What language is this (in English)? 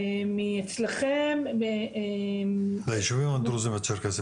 Hebrew